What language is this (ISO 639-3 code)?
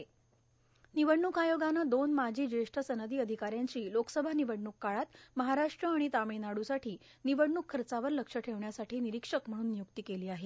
mar